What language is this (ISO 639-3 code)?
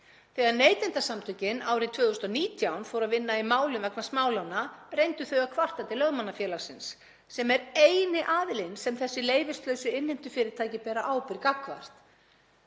isl